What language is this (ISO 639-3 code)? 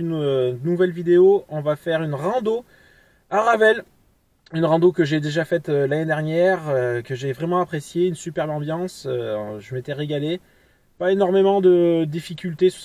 fra